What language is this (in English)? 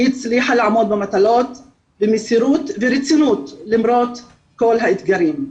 Hebrew